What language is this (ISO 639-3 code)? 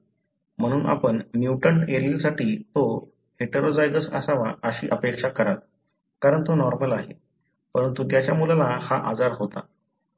mar